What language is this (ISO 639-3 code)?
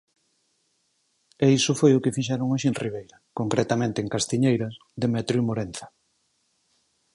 glg